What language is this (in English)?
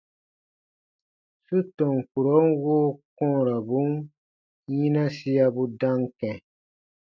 Baatonum